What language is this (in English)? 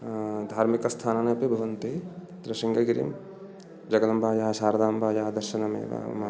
Sanskrit